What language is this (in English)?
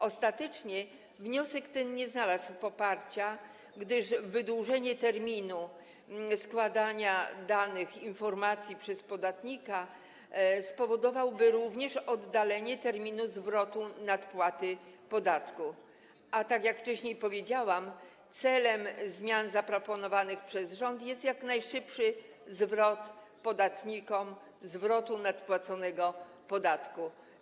Polish